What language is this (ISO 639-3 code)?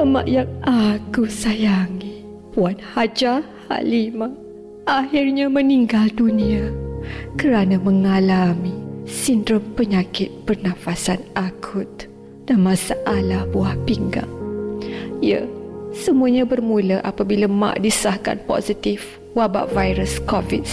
msa